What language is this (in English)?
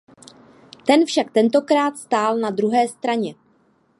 Czech